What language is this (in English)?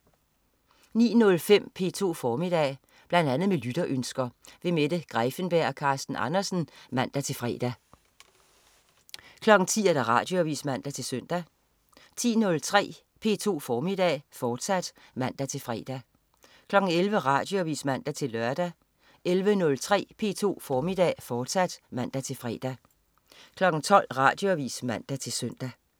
Danish